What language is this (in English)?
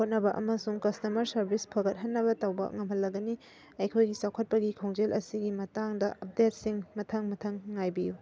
Manipuri